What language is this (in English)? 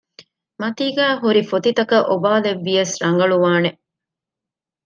Divehi